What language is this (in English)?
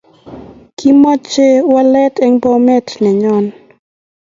Kalenjin